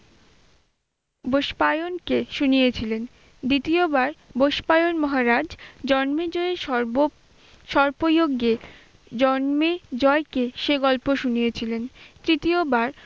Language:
Bangla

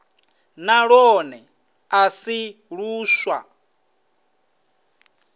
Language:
Venda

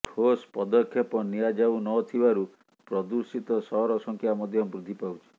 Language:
Odia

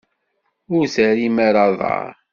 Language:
Kabyle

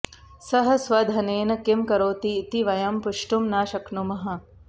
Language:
Sanskrit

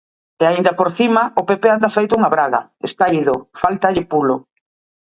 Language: Galician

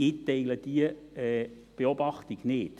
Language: Swiss German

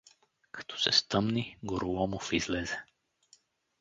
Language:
Bulgarian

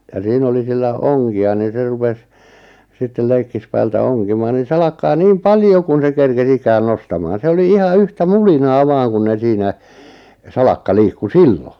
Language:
Finnish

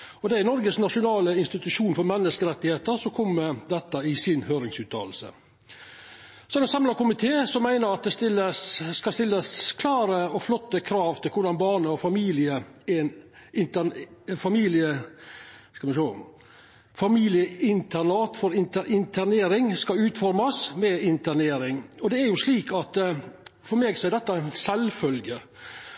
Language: Norwegian Nynorsk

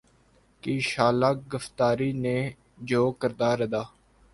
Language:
Urdu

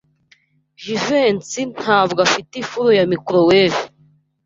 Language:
Kinyarwanda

